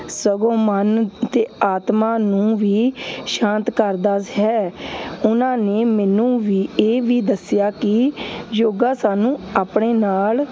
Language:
Punjabi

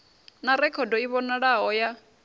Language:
Venda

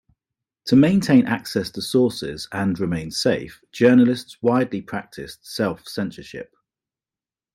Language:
English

